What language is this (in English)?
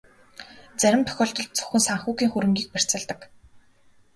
Mongolian